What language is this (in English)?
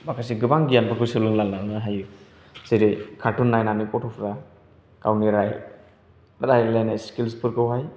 Bodo